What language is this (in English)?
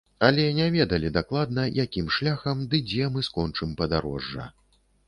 Belarusian